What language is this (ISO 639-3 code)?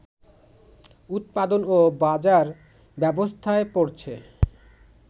ben